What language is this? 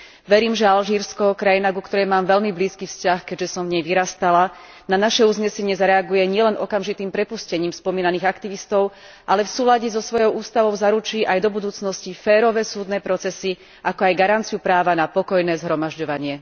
Slovak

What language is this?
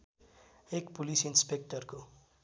Nepali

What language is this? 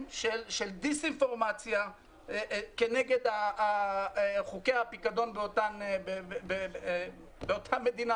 Hebrew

